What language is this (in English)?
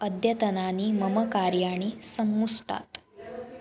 Sanskrit